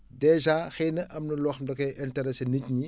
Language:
Wolof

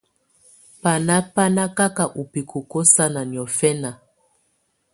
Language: Tunen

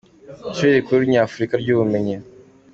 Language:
Kinyarwanda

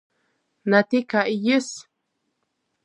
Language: Latgalian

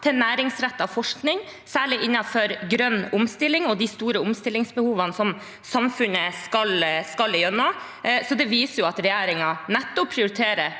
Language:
Norwegian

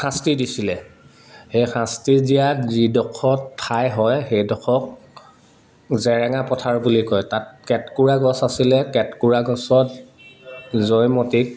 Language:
Assamese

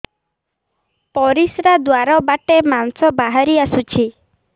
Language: Odia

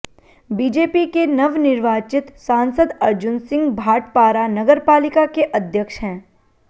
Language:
Hindi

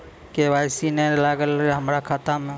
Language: Maithili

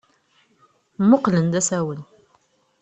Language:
Kabyle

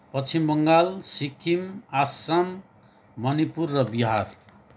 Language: Nepali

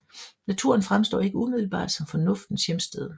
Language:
Danish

